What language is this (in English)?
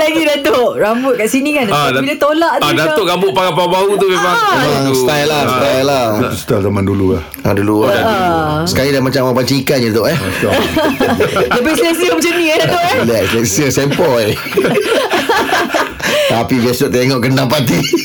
Malay